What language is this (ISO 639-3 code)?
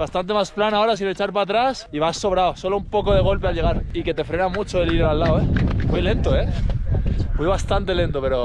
spa